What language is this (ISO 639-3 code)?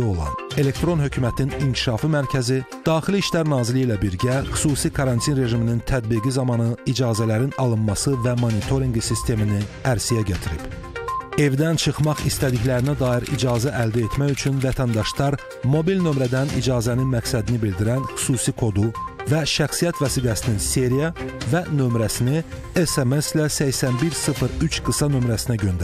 tur